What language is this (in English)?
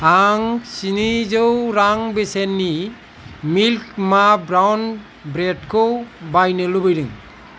Bodo